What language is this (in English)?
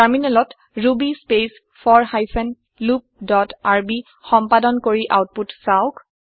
Assamese